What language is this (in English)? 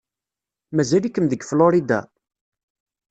Kabyle